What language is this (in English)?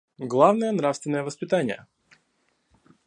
Russian